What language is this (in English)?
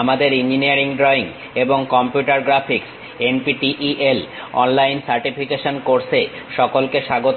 Bangla